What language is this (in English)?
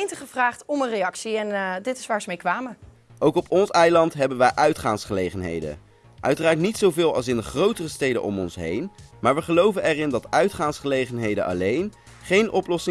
Dutch